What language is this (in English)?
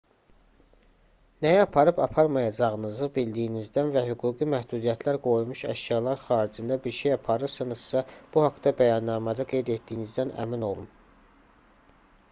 Azerbaijani